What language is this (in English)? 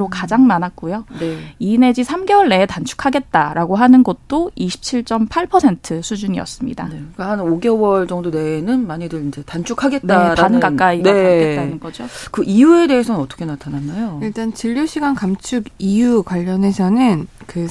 Korean